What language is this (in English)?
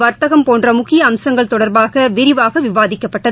Tamil